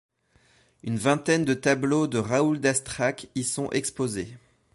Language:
French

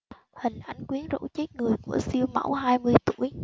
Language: Vietnamese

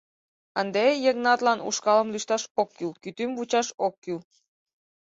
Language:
Mari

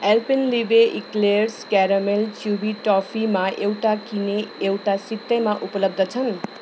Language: Nepali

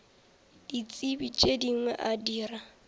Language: Northern Sotho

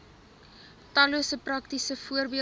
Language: Afrikaans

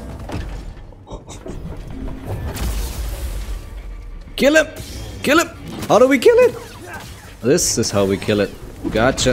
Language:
English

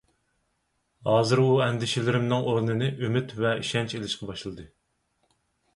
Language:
Uyghur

